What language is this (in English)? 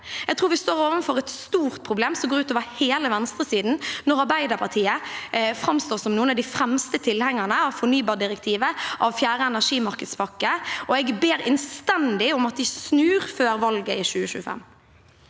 Norwegian